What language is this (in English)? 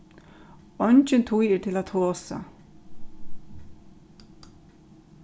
Faroese